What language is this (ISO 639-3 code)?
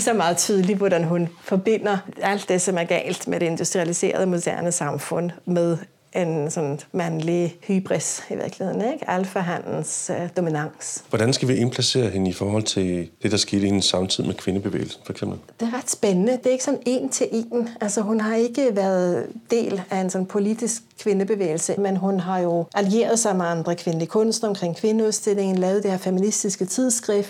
dan